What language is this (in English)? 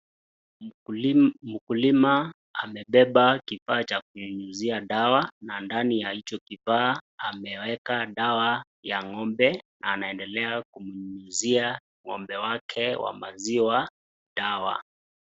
Swahili